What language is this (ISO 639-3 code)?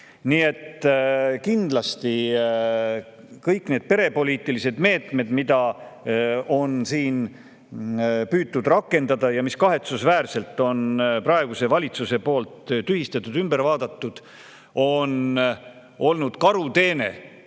est